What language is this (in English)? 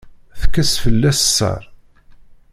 Kabyle